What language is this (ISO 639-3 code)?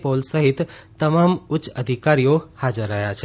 guj